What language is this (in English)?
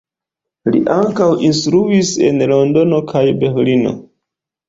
Esperanto